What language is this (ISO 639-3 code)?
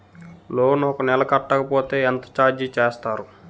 tel